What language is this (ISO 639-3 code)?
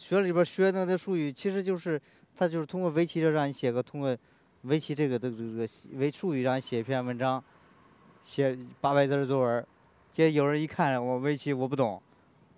zho